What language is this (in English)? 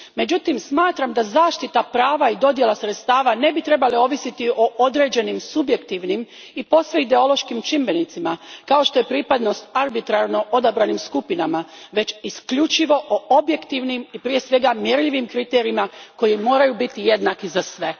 Croatian